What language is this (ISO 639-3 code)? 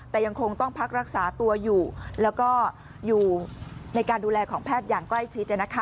tha